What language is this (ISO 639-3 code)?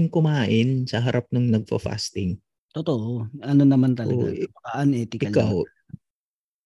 fil